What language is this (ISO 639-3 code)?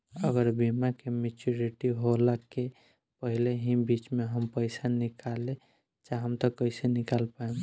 bho